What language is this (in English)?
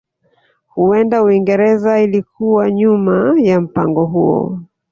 Swahili